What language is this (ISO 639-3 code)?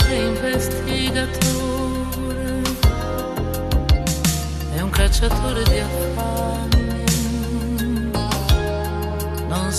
ron